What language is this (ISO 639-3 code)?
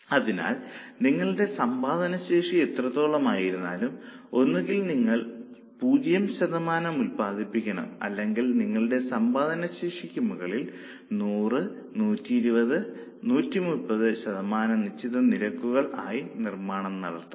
mal